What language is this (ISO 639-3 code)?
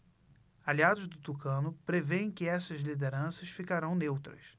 por